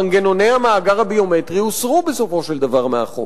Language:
Hebrew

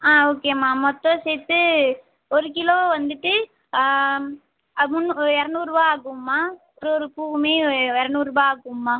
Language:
Tamil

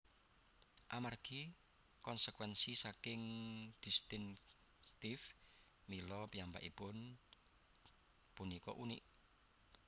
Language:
Javanese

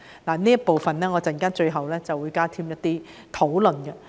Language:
Cantonese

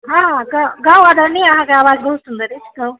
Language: Maithili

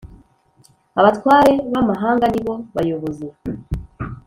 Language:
Kinyarwanda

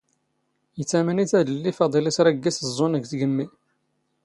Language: Standard Moroccan Tamazight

